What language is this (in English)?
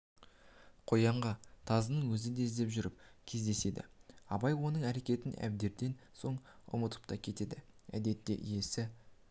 Kazakh